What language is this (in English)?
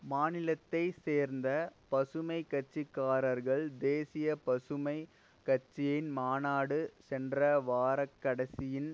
Tamil